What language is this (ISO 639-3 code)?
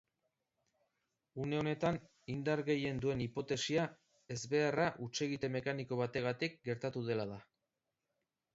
eus